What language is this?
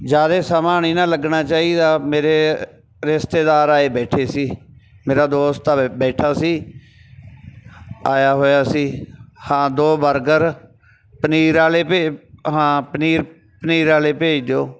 Punjabi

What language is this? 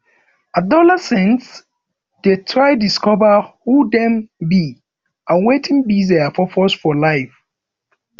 Nigerian Pidgin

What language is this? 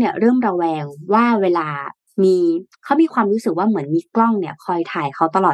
Thai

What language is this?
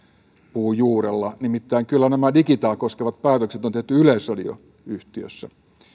Finnish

